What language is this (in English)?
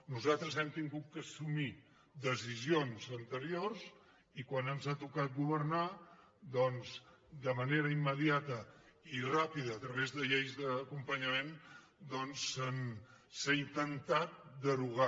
Catalan